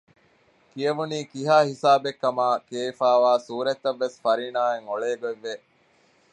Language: Divehi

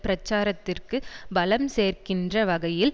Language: Tamil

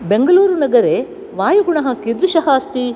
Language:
Sanskrit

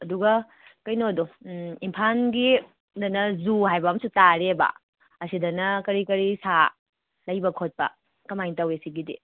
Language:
Manipuri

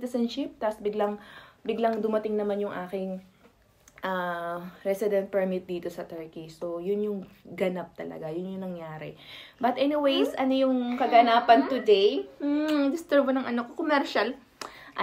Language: Filipino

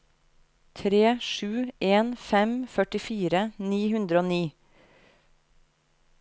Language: Norwegian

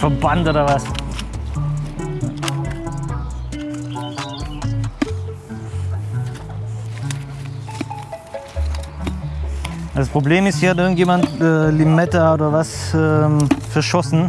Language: German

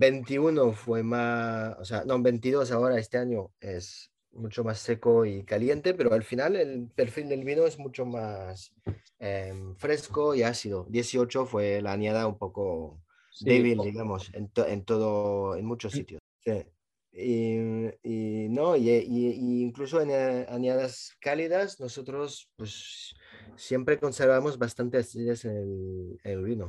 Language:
Spanish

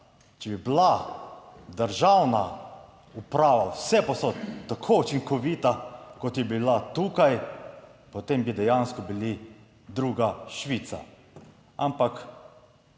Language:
Slovenian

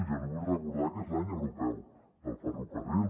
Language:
Catalan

